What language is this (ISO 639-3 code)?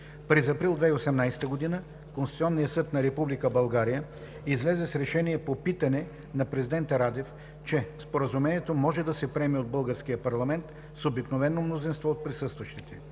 bul